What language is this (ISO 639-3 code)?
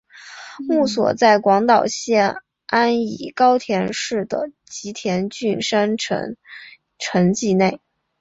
zho